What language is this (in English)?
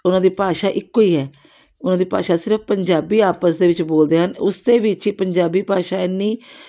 Punjabi